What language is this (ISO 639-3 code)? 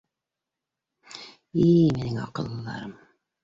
bak